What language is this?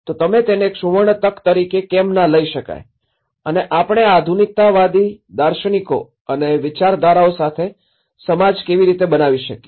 Gujarati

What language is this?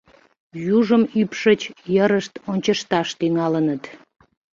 Mari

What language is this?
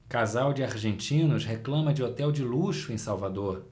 Portuguese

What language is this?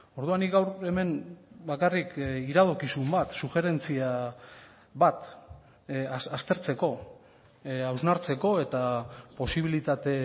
Basque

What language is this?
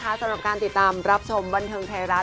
Thai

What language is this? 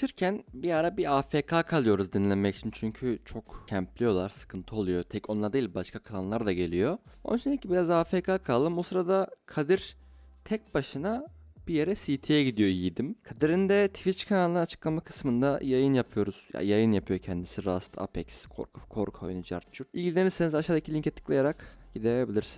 Turkish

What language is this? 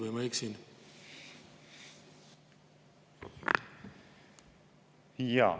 Estonian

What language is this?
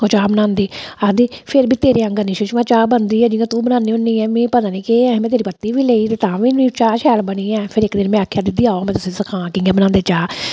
Dogri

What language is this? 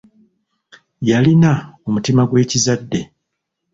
Ganda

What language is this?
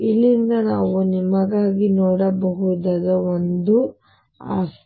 Kannada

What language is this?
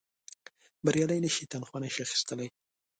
Pashto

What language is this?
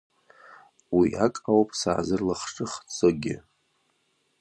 Abkhazian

